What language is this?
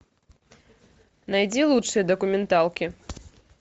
Russian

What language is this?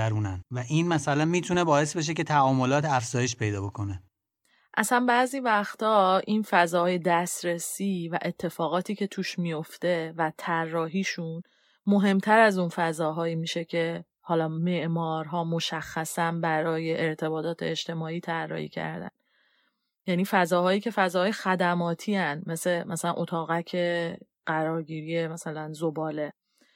Persian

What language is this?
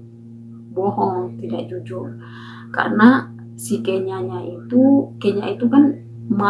Indonesian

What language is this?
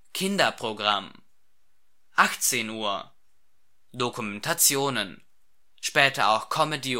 German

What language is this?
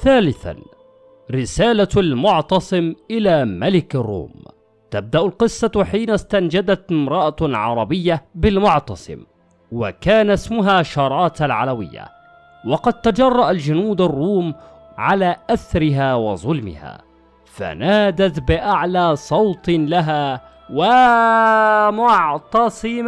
Arabic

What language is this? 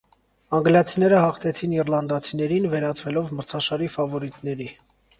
Armenian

